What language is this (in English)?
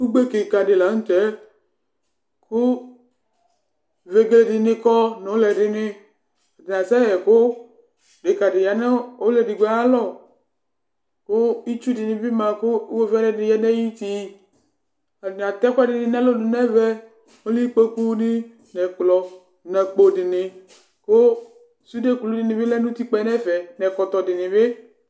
Ikposo